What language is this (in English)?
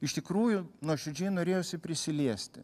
Lithuanian